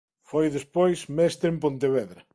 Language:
Galician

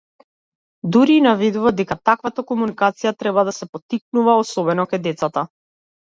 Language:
Macedonian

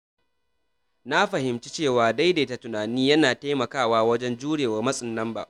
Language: Hausa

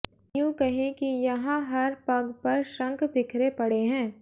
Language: Hindi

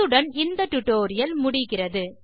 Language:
Tamil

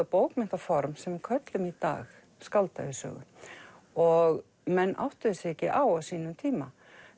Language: Icelandic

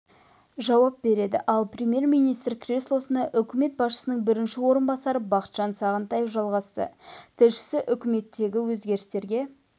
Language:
Kazakh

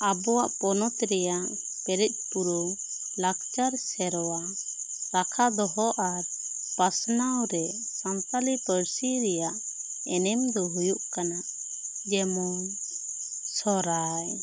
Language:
Santali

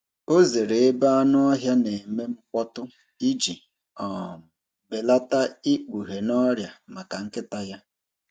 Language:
Igbo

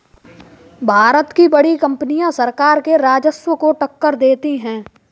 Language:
Hindi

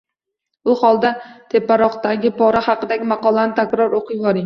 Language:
Uzbek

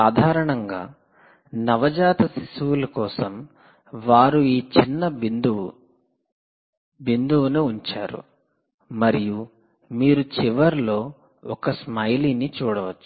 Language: Telugu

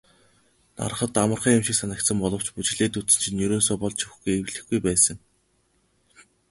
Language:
Mongolian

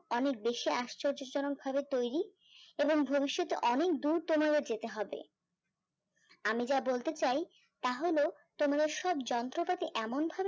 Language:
Bangla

